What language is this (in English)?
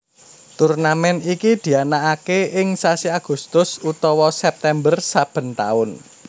Javanese